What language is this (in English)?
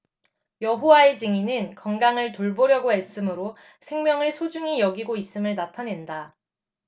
Korean